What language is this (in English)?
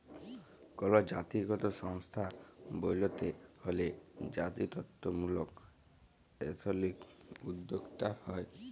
Bangla